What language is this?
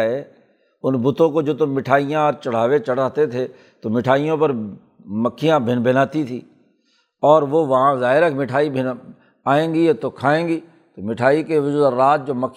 Urdu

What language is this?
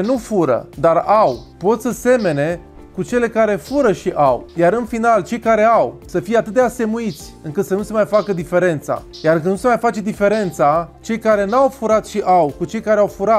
Romanian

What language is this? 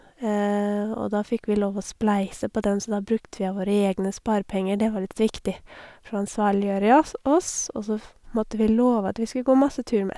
Norwegian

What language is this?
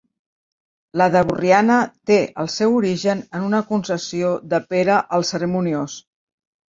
Catalan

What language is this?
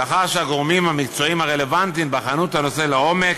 Hebrew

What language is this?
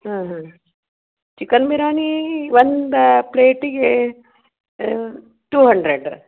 Kannada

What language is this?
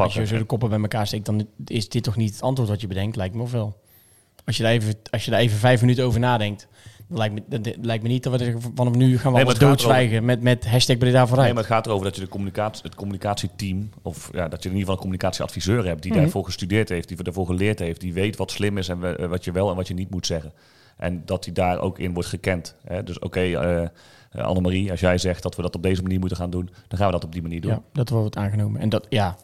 Dutch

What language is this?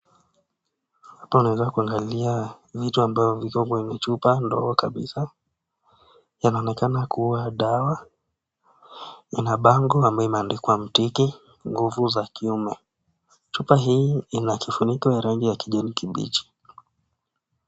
Swahili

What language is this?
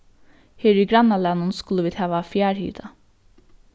Faroese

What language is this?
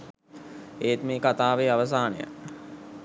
Sinhala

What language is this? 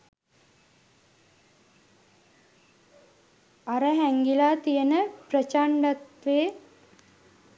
Sinhala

